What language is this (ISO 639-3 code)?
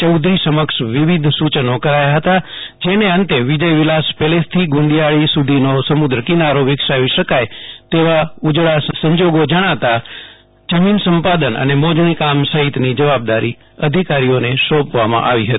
guj